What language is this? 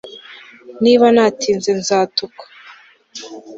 Kinyarwanda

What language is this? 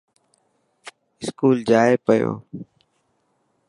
Dhatki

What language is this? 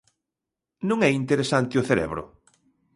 Galician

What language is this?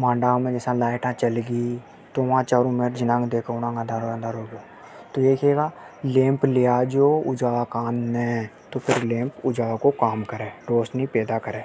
Hadothi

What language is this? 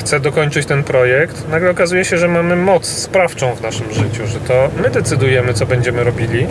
Polish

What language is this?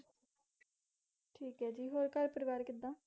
Punjabi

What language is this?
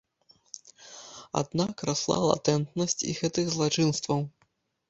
Belarusian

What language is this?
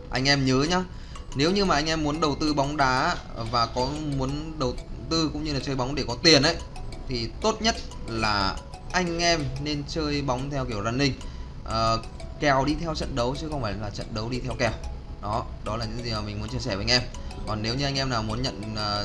Vietnamese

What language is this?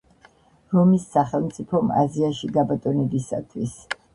Georgian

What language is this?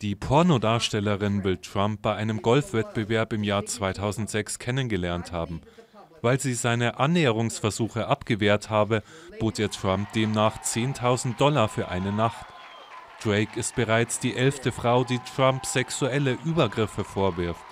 German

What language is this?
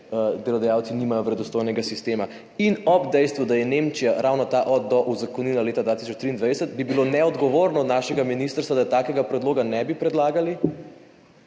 Slovenian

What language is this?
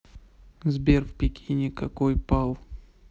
Russian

